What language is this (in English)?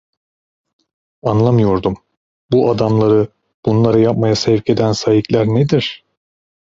Turkish